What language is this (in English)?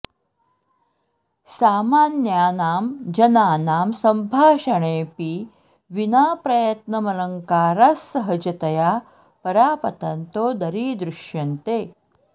Sanskrit